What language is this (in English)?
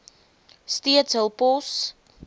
Afrikaans